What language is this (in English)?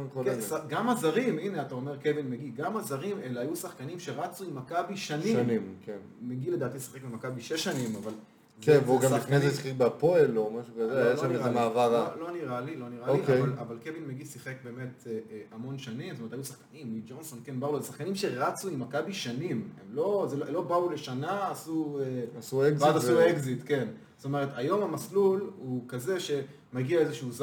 Hebrew